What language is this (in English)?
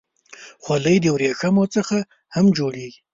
Pashto